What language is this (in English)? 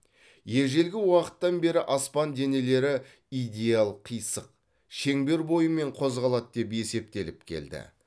Kazakh